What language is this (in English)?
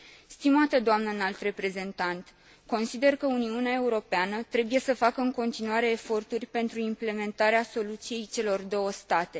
Romanian